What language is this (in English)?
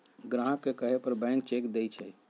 Magahi